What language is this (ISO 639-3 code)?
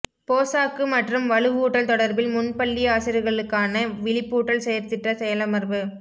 tam